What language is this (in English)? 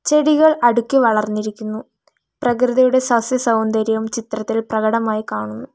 Malayalam